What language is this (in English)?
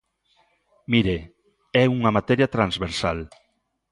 Galician